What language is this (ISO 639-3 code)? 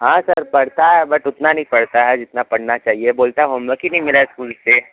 hin